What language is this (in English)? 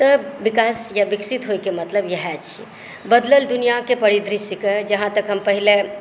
Maithili